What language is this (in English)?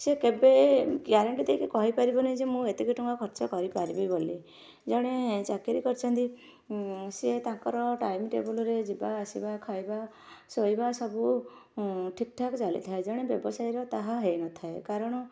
Odia